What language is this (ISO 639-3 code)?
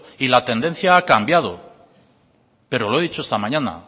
spa